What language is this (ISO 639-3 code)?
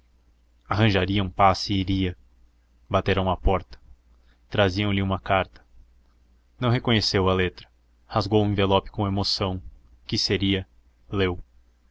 por